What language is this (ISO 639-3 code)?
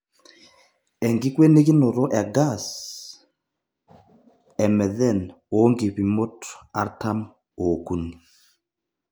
mas